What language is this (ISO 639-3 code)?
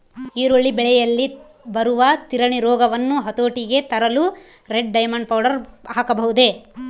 kan